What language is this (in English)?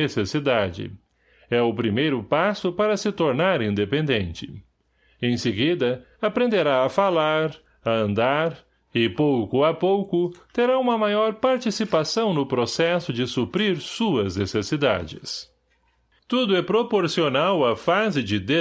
Portuguese